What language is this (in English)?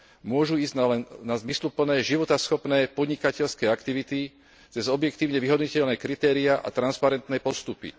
Slovak